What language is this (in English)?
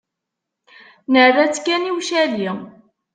Kabyle